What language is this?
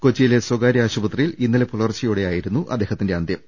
Malayalam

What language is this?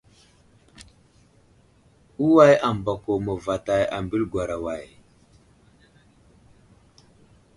Wuzlam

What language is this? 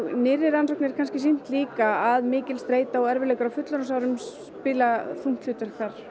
Icelandic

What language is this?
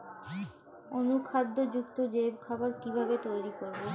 Bangla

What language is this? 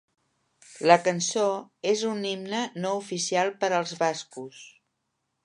Catalan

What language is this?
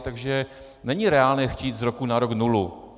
Czech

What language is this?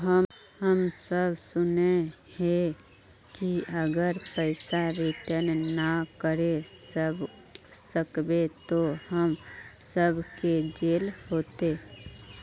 Magahi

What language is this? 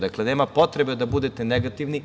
Serbian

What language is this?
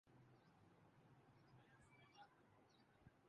Urdu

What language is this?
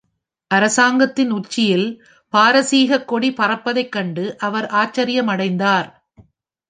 Tamil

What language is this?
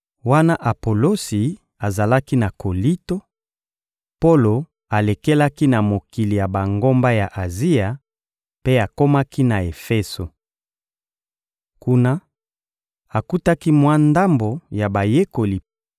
Lingala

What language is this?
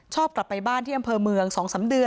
Thai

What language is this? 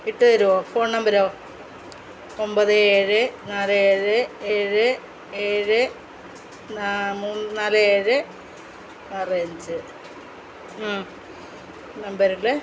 Malayalam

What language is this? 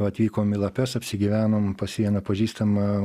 Lithuanian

